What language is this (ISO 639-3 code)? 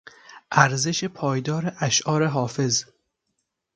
fas